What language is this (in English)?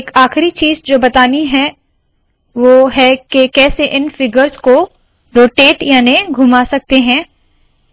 Hindi